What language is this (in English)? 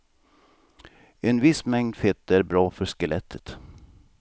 Swedish